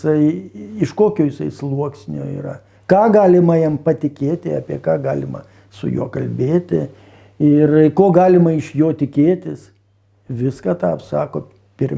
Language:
Lithuanian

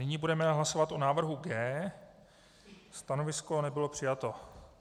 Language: Czech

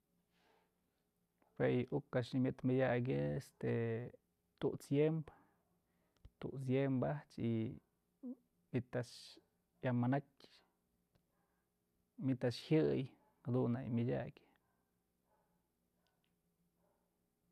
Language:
Mazatlán Mixe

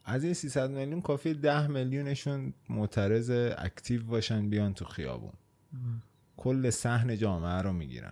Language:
Persian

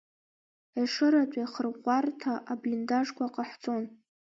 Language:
Abkhazian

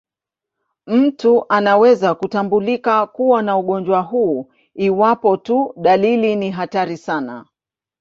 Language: Swahili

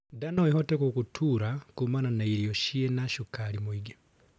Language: Kikuyu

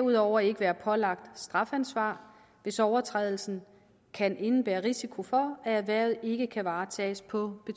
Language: Danish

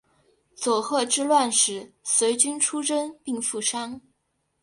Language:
Chinese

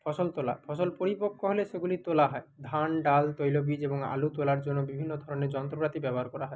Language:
Bangla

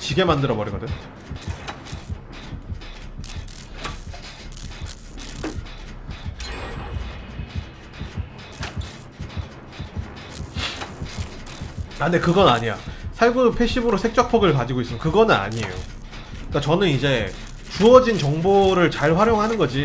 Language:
Korean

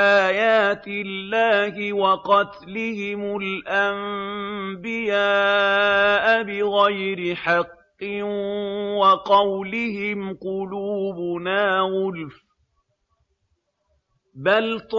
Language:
Arabic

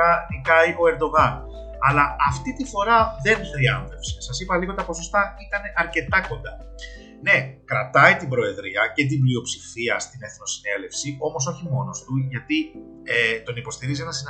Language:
Greek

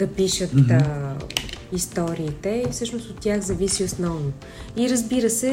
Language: Bulgarian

